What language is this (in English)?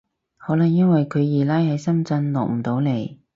Cantonese